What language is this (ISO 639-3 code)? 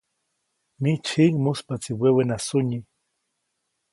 zoc